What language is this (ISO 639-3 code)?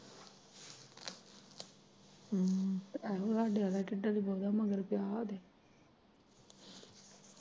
pan